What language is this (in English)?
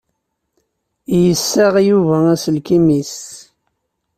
Kabyle